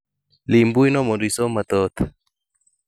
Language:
Luo (Kenya and Tanzania)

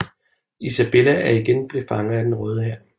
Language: Danish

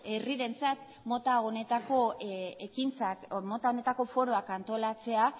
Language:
Basque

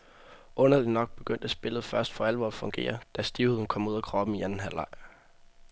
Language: Danish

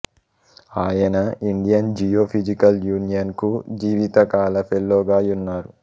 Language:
Telugu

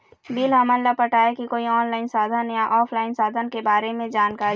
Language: Chhattisgarhi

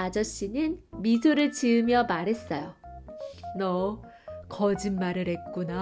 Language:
Korean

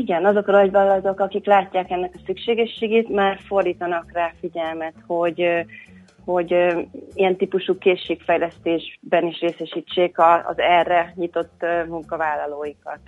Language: Hungarian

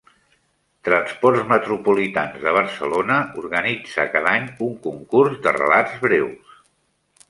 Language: Catalan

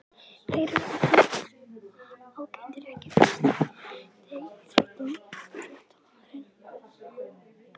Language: Icelandic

